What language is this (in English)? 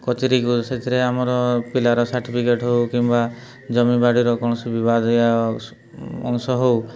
Odia